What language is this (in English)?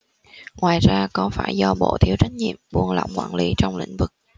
Vietnamese